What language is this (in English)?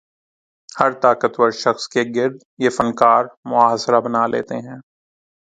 Urdu